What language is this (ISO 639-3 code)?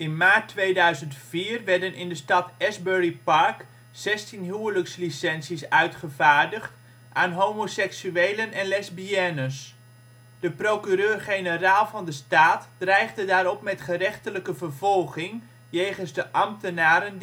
nld